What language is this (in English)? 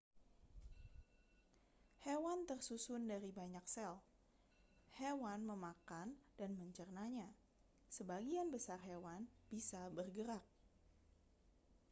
Indonesian